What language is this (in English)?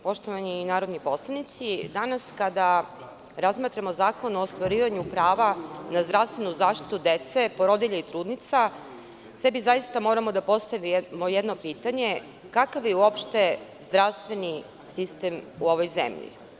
Serbian